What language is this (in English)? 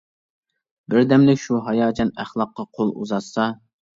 Uyghur